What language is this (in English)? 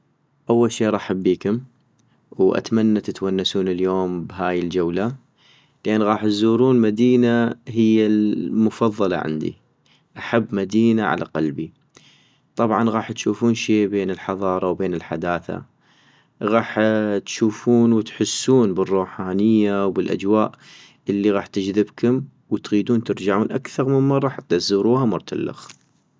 North Mesopotamian Arabic